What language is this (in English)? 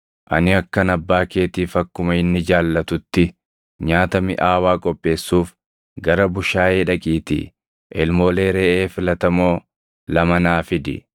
Oromo